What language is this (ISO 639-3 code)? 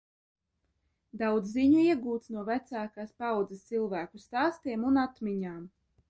lav